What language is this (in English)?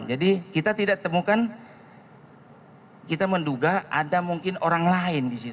Indonesian